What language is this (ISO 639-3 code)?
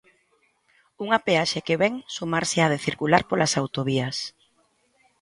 glg